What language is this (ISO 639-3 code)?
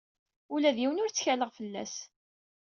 kab